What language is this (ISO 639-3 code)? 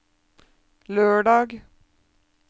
nor